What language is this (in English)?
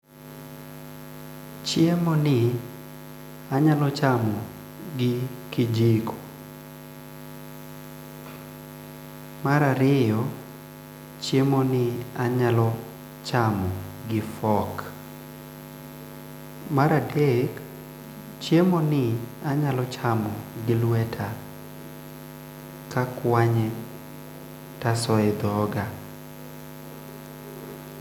Luo (Kenya and Tanzania)